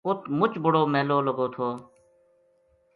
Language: Gujari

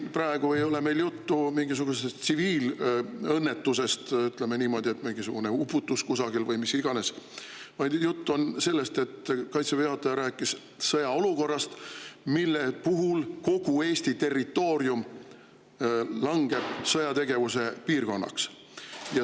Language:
Estonian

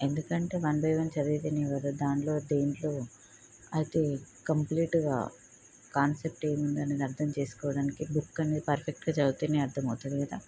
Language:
Telugu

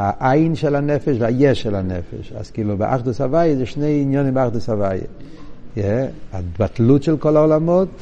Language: Hebrew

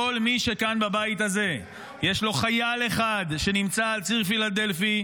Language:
Hebrew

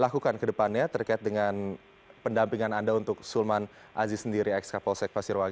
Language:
Indonesian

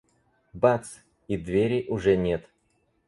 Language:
Russian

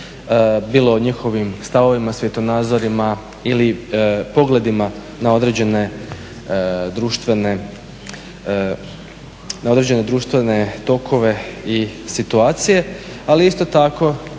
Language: Croatian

